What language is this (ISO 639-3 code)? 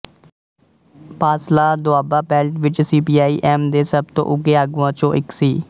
pan